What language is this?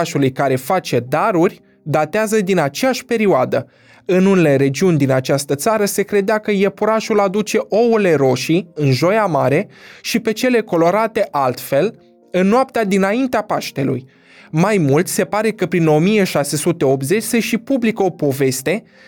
Romanian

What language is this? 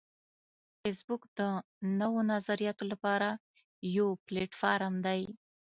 Pashto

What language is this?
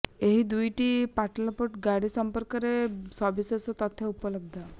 Odia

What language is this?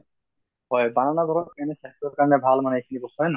Assamese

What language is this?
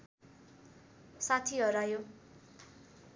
Nepali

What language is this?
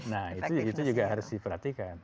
Indonesian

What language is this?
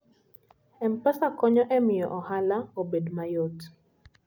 Luo (Kenya and Tanzania)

